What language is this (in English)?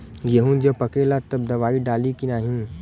Bhojpuri